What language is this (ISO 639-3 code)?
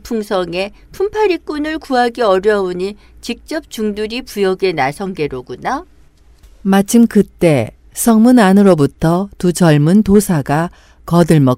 kor